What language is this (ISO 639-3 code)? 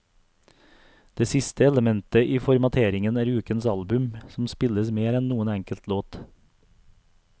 nor